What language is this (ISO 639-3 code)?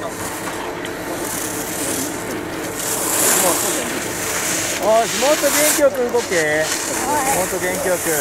jpn